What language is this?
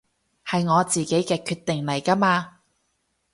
Cantonese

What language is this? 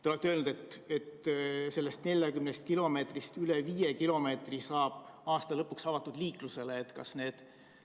Estonian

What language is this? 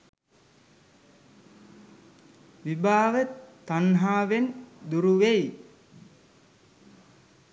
Sinhala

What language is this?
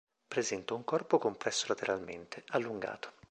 Italian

